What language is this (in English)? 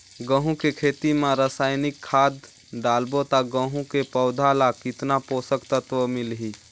Chhattisgarhi